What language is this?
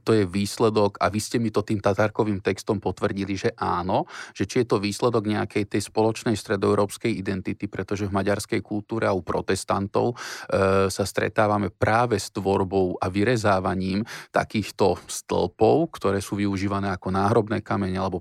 Slovak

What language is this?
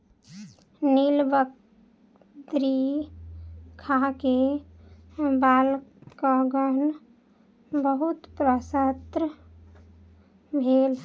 Maithili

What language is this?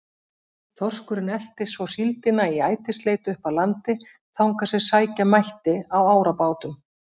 Icelandic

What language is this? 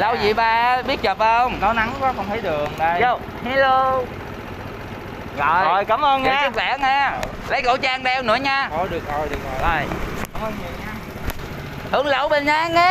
Vietnamese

